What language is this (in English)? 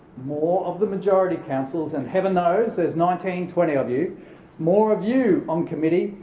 English